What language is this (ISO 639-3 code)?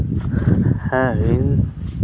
sat